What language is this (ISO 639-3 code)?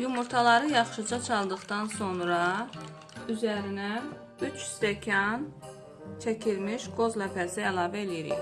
tur